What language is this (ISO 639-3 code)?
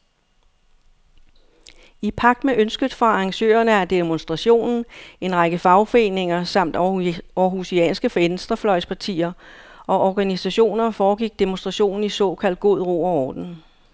dan